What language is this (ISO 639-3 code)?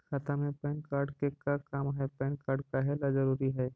mag